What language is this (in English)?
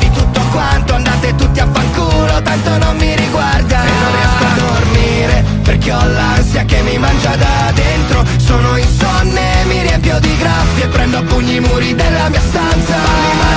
Italian